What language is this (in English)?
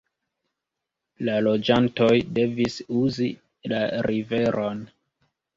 Esperanto